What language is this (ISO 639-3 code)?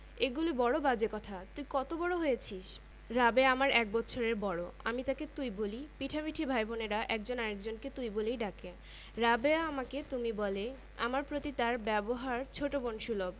ben